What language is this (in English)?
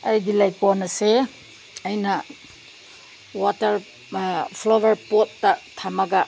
Manipuri